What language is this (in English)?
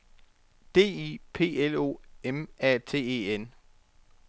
Danish